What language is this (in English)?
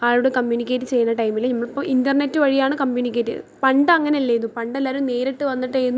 Malayalam